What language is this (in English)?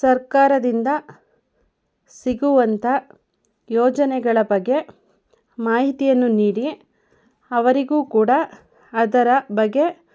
Kannada